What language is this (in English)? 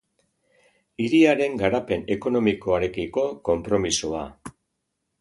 Basque